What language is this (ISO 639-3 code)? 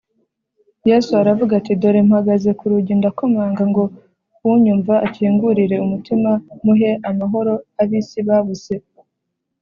kin